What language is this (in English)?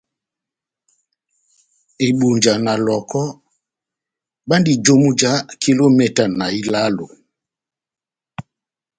Batanga